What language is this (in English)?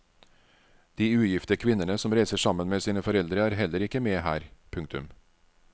Norwegian